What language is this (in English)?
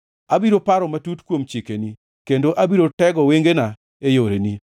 Luo (Kenya and Tanzania)